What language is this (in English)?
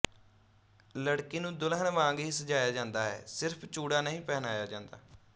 Punjabi